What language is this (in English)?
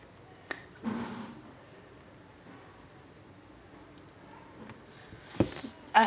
English